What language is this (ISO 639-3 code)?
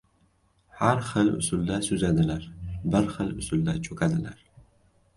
uzb